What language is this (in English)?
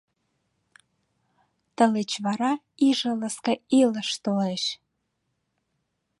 Mari